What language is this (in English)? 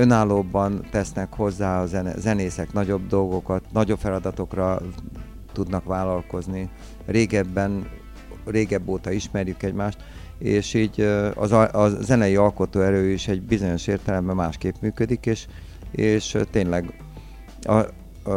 Hungarian